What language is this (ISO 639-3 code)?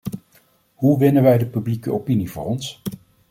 nld